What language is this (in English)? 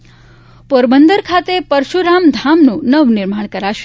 Gujarati